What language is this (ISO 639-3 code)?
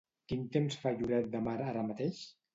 cat